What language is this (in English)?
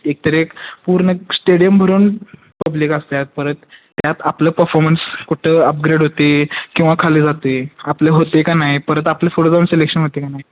Marathi